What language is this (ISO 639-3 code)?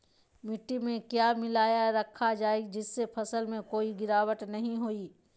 mag